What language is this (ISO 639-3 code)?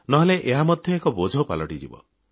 ori